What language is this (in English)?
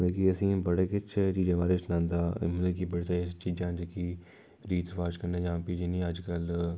Dogri